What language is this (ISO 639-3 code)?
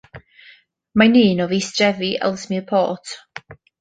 cym